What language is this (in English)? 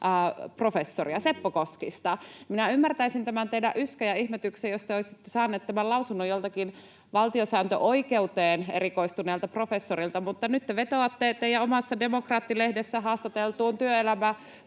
Finnish